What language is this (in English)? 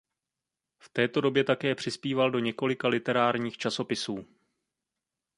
Czech